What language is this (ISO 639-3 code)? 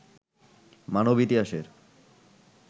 ben